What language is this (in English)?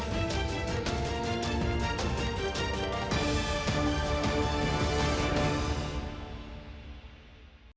Ukrainian